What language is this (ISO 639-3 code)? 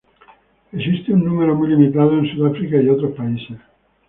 spa